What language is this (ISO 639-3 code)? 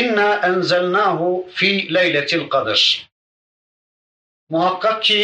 tur